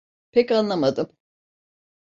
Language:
Turkish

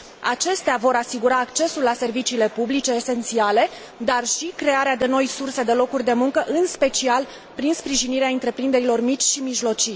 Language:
Romanian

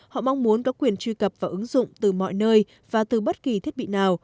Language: Vietnamese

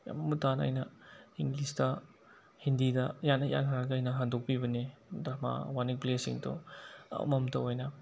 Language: Manipuri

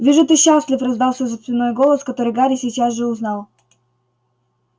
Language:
Russian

